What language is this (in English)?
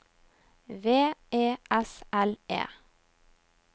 Norwegian